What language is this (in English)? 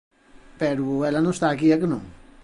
Galician